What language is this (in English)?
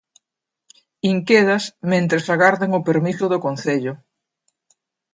Galician